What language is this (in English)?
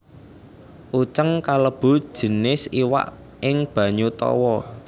Javanese